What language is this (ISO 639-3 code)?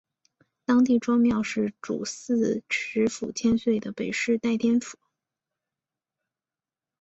zho